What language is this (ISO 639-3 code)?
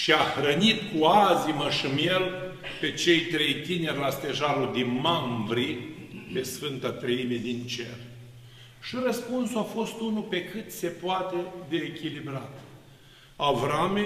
ron